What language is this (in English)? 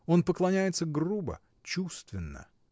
Russian